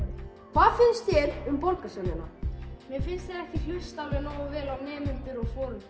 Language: Icelandic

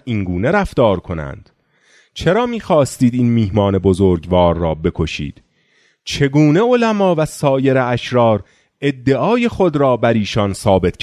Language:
Persian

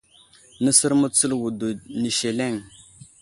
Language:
Wuzlam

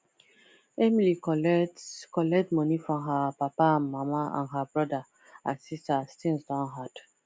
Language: Nigerian Pidgin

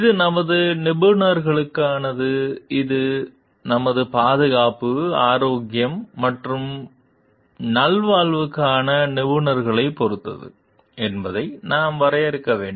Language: Tamil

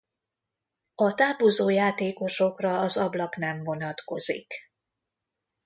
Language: Hungarian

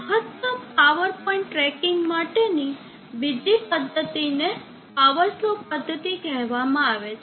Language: Gujarati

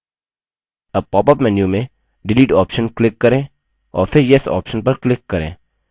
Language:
Hindi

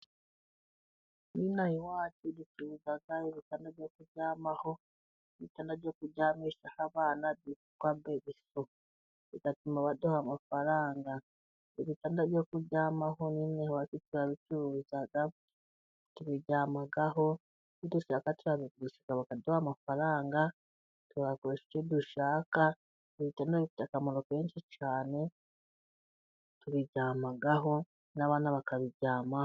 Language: Kinyarwanda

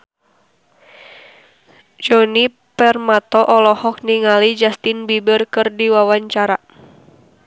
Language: Sundanese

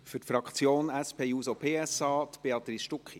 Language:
Swiss German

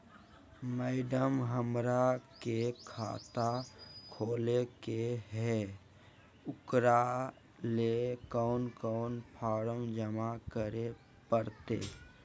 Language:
Magahi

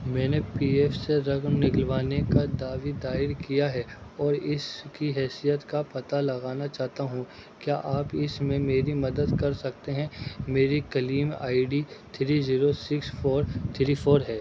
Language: Urdu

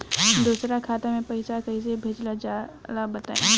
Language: Bhojpuri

